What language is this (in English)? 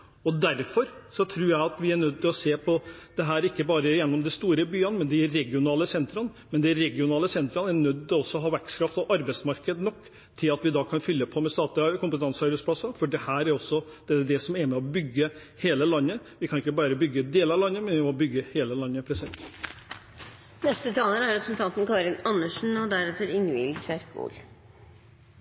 Norwegian Bokmål